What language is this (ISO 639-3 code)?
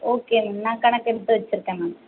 tam